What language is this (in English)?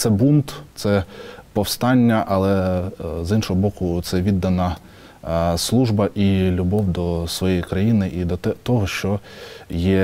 Ukrainian